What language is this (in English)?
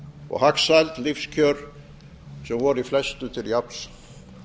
Icelandic